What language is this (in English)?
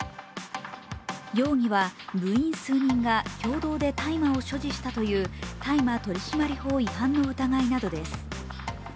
Japanese